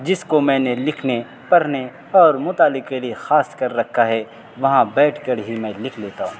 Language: Urdu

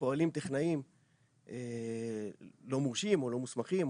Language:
Hebrew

